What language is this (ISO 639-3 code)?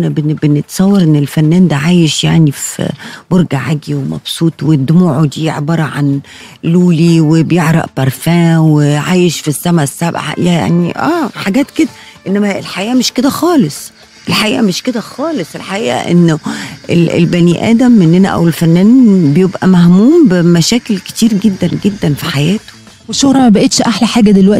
ara